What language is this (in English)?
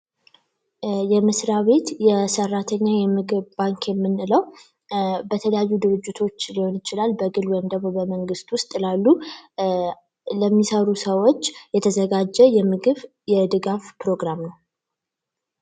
Amharic